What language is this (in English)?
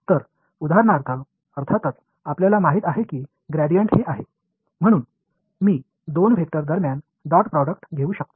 Marathi